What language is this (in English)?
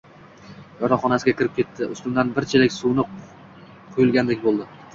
Uzbek